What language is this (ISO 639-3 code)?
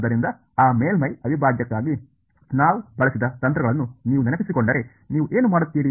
kan